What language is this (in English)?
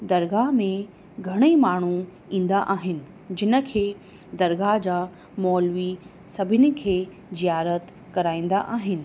Sindhi